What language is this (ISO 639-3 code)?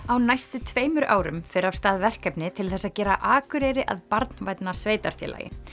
isl